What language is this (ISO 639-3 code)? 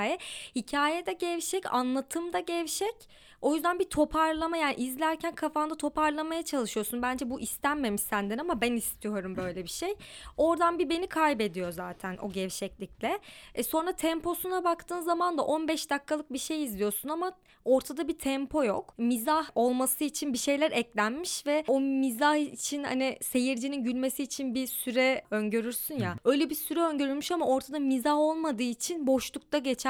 tur